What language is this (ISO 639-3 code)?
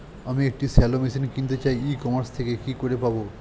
ben